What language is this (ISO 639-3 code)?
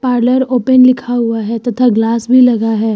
hin